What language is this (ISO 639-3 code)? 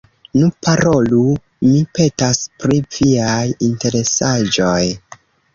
epo